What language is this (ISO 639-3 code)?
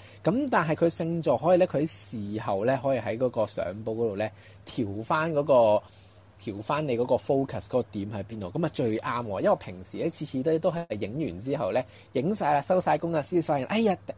zho